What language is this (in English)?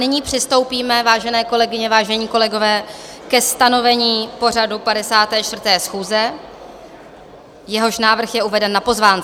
Czech